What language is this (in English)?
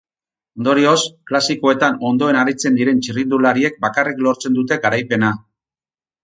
Basque